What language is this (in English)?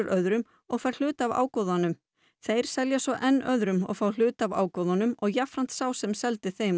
Icelandic